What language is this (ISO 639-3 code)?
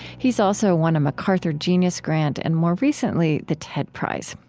eng